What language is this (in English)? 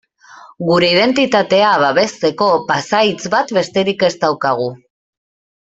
Basque